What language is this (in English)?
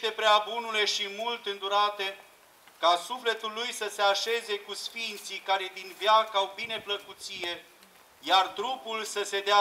Romanian